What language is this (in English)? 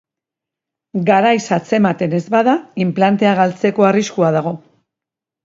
Basque